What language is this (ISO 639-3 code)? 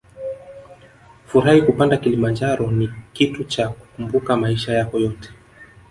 swa